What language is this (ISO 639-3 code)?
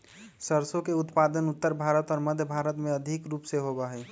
mag